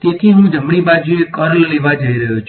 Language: Gujarati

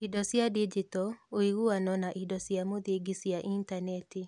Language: Kikuyu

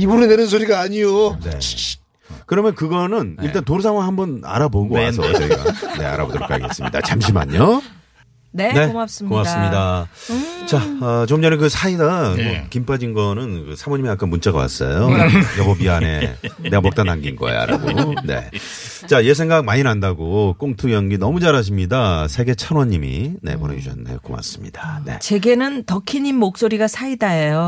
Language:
Korean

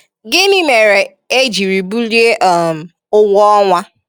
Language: Igbo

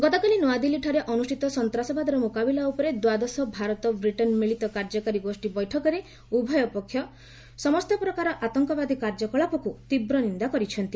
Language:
Odia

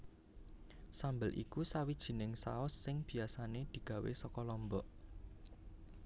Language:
Javanese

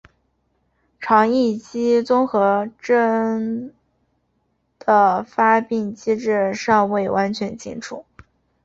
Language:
Chinese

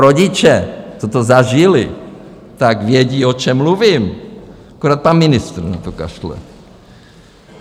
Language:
Czech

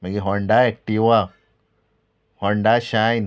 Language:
Konkani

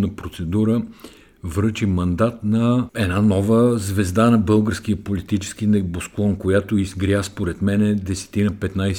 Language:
Bulgarian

